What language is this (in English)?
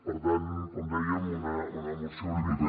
Catalan